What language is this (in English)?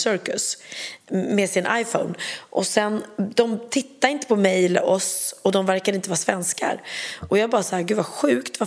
Swedish